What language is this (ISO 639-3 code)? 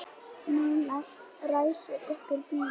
isl